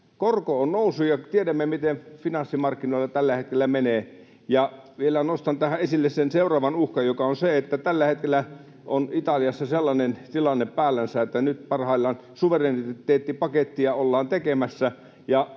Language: Finnish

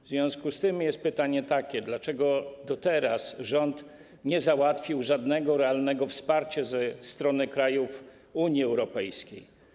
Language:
Polish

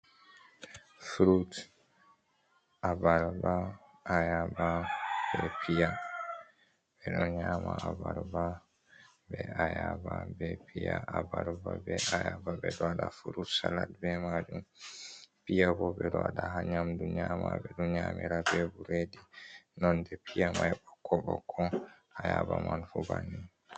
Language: Fula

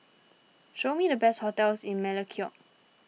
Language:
English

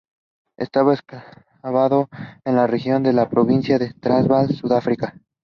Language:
Spanish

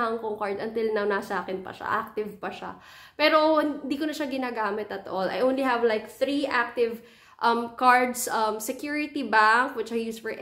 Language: Filipino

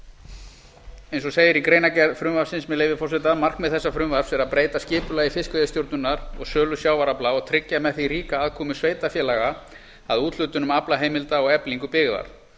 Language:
Icelandic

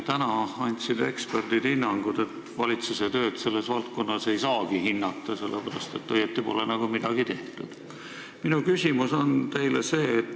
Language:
Estonian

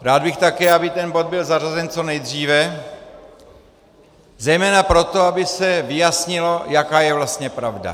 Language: Czech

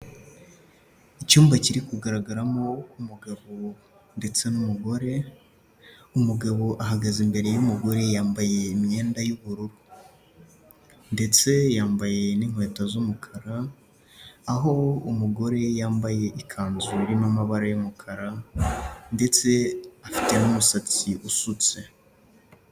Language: Kinyarwanda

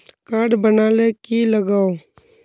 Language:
Magahi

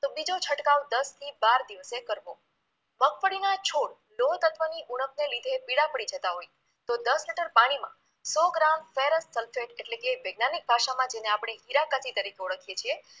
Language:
Gujarati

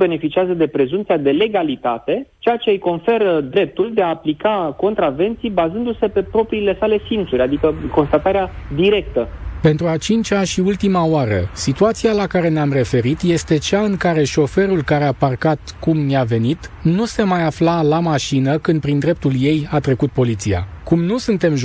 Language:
Romanian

